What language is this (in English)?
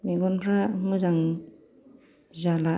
Bodo